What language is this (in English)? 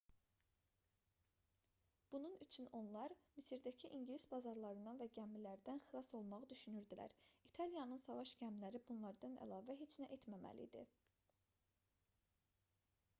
Azerbaijani